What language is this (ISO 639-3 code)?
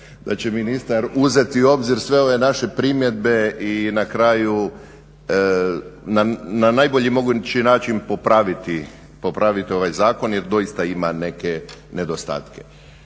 hrv